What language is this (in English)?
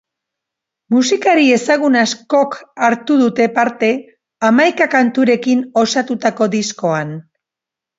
Basque